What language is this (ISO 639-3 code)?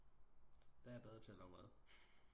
dan